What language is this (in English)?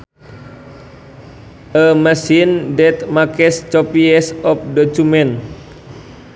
Sundanese